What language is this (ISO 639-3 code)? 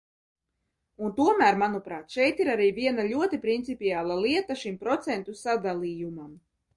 lav